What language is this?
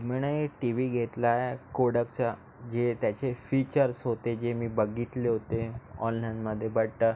Marathi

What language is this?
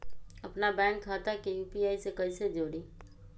Magahi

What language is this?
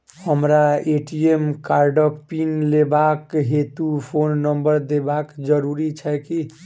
Maithili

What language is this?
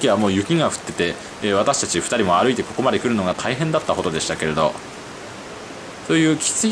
Japanese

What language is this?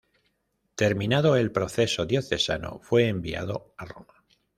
Spanish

